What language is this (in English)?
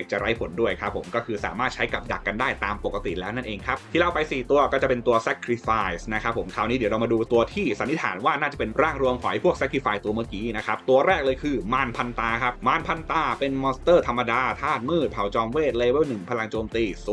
Thai